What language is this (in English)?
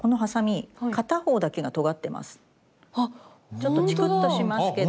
Japanese